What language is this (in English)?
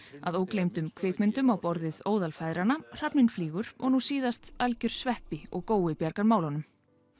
Icelandic